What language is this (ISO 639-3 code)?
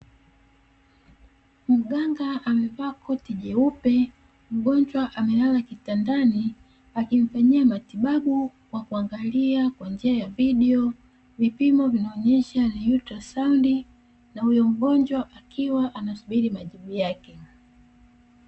swa